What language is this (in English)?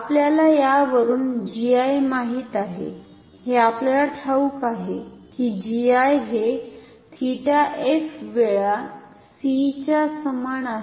Marathi